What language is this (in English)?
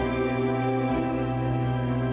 Indonesian